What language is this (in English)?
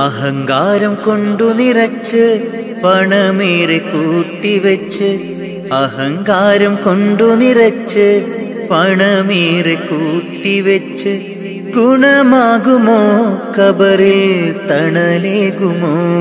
Malayalam